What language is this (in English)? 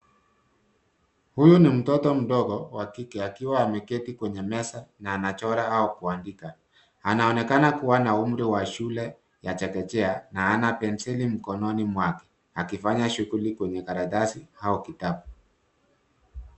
Swahili